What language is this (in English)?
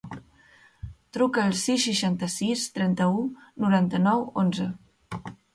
Catalan